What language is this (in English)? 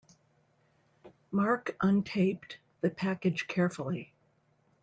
English